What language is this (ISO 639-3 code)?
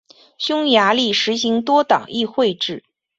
zho